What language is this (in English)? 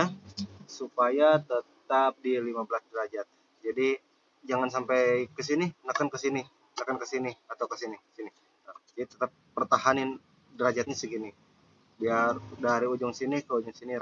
Indonesian